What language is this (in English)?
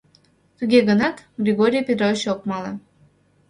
Mari